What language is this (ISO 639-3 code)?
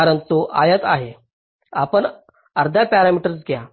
mar